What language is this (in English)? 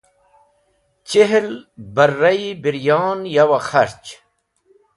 Wakhi